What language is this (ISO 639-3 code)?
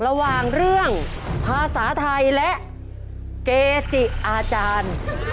tha